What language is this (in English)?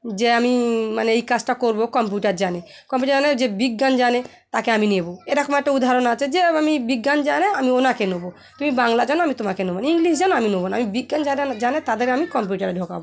Bangla